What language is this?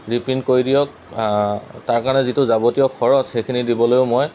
Assamese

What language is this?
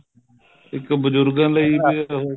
Punjabi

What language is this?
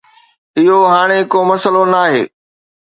Sindhi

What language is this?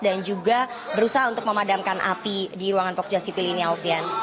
Indonesian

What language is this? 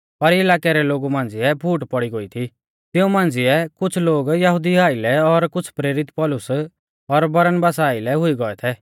Mahasu Pahari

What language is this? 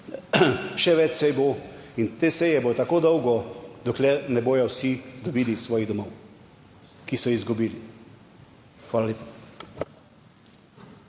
Slovenian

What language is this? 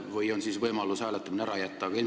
Estonian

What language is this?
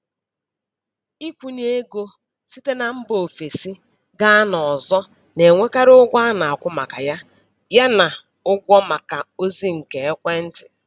Igbo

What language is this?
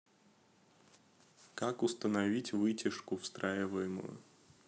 Russian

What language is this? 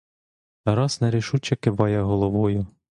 Ukrainian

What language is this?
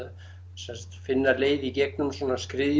Icelandic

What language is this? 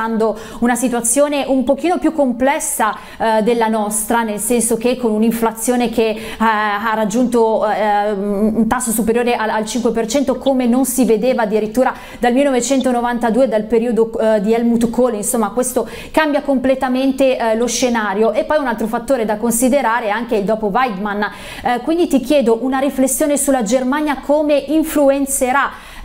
Italian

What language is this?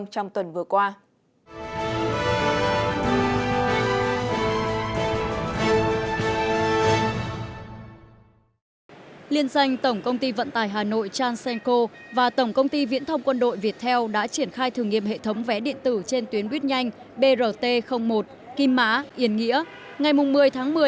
Vietnamese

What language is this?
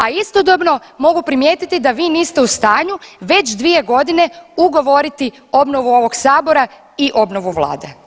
Croatian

